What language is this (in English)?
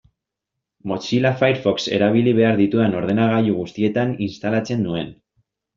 Basque